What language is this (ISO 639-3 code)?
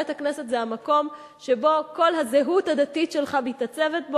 heb